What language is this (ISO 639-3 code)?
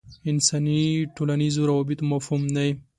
pus